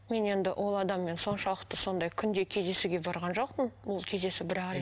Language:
Kazakh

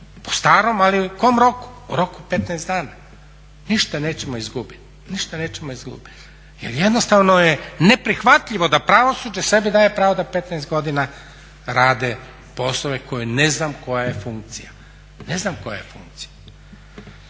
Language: Croatian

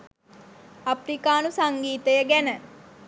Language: Sinhala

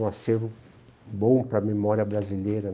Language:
Portuguese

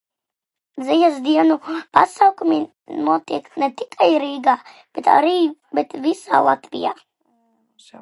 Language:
Latvian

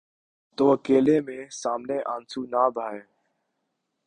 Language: Urdu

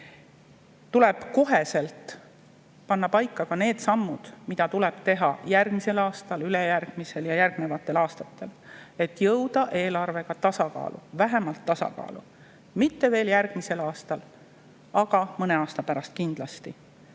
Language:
Estonian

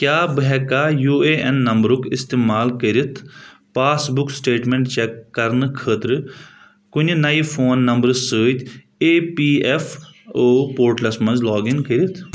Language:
Kashmiri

